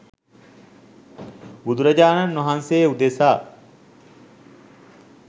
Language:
Sinhala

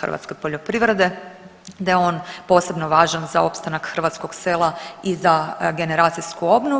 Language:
Croatian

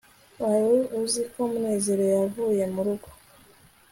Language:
Kinyarwanda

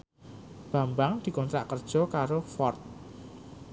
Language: Javanese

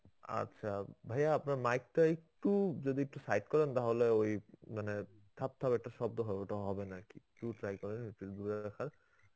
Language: Bangla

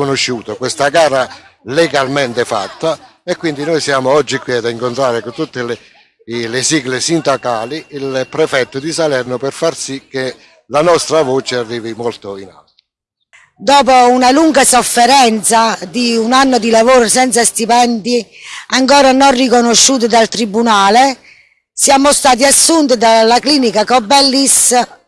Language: Italian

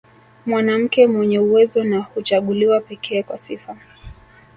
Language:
Swahili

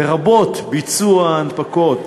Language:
Hebrew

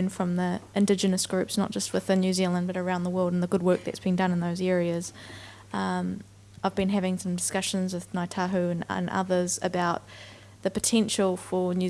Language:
English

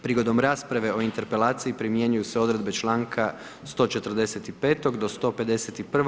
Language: Croatian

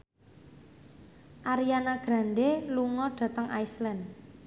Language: Javanese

